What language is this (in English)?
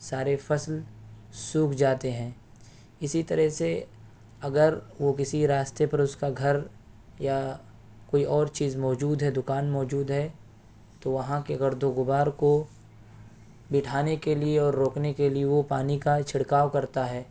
Urdu